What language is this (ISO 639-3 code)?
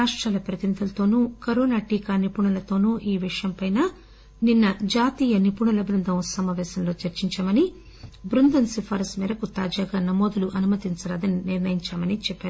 tel